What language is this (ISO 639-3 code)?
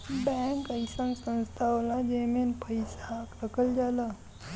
bho